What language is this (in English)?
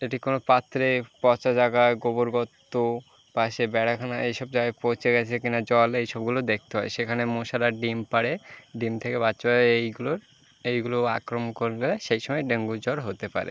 Bangla